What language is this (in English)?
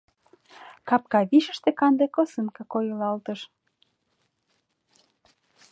Mari